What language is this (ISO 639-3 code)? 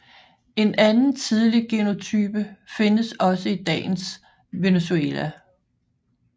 dan